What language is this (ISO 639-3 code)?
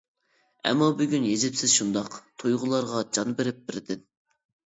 uig